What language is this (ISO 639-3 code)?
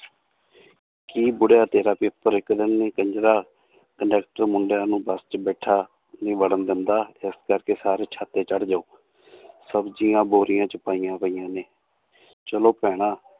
pan